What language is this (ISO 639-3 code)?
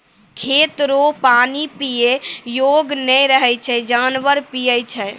mai